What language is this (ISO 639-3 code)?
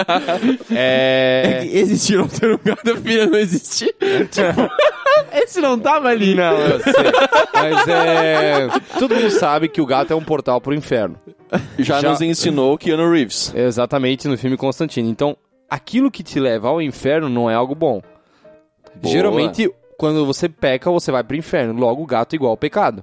por